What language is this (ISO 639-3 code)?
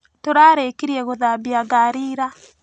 kik